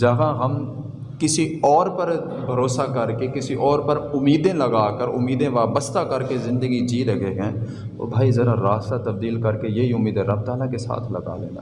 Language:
Urdu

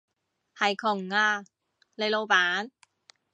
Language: Cantonese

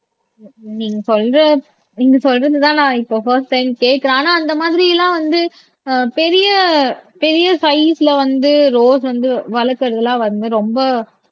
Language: Tamil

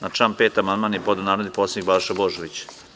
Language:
Serbian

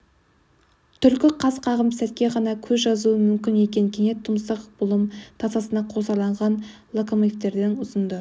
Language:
Kazakh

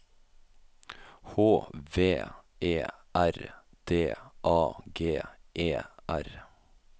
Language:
Norwegian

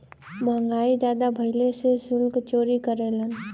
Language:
Bhojpuri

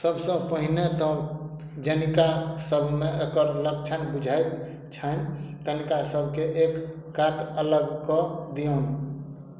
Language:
Maithili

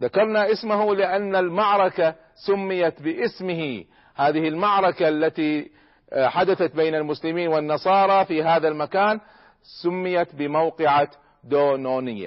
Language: Arabic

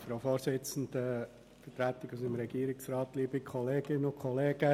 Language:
Swiss German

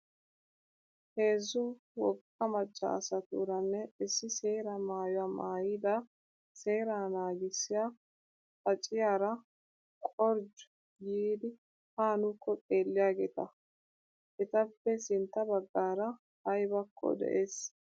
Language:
Wolaytta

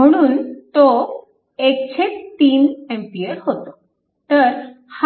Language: Marathi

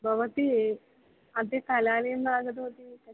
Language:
Sanskrit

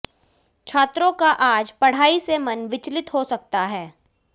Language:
Hindi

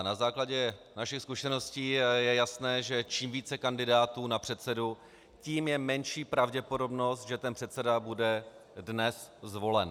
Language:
Czech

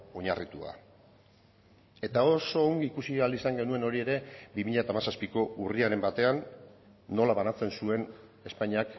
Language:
Basque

